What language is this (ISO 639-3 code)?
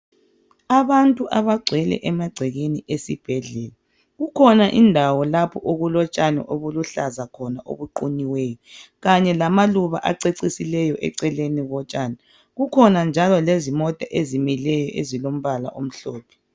nde